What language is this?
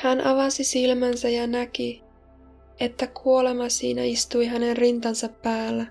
Finnish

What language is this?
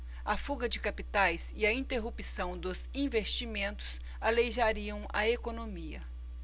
Portuguese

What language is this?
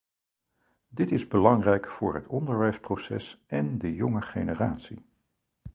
Dutch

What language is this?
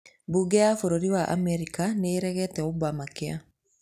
Kikuyu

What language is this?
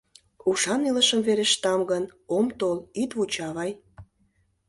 Mari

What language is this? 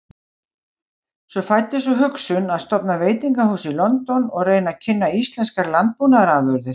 Icelandic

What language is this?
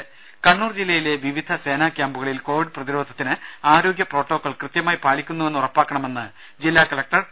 Malayalam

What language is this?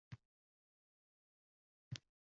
Uzbek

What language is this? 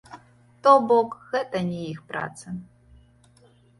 Belarusian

